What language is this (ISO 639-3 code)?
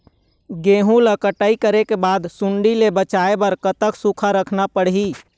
hne